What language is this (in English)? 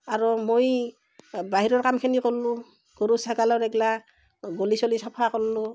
Assamese